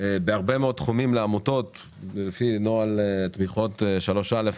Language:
Hebrew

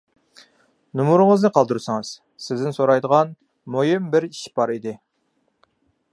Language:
Uyghur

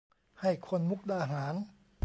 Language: Thai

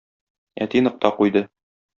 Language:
Tatar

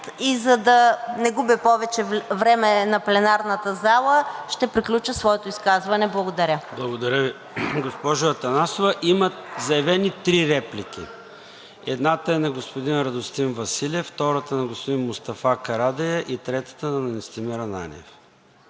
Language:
Bulgarian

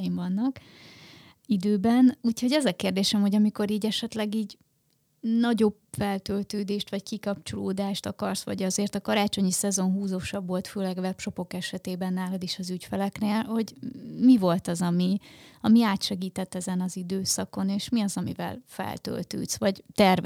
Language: Hungarian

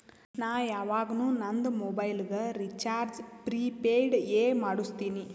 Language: Kannada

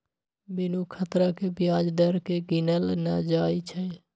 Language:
Magahi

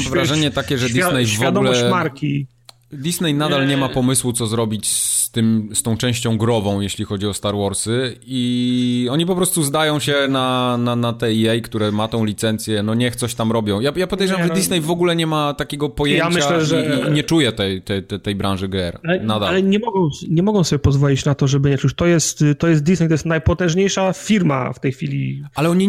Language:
Polish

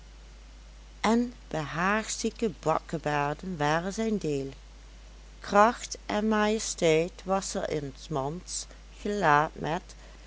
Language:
Dutch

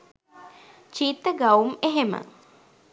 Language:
Sinhala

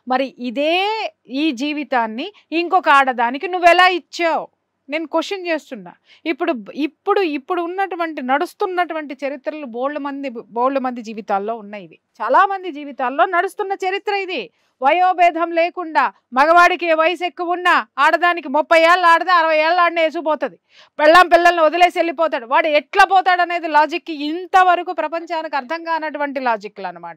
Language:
Telugu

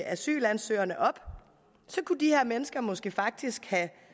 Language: Danish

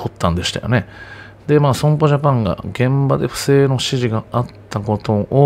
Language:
Japanese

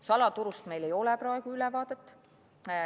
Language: Estonian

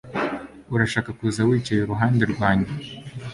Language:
Kinyarwanda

